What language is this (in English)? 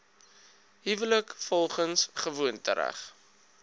Afrikaans